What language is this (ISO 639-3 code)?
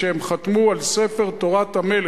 heb